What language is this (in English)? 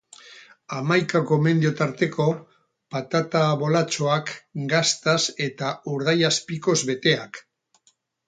Basque